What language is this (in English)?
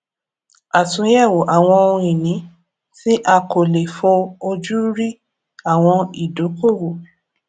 Yoruba